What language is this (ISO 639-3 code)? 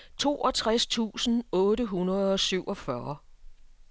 dan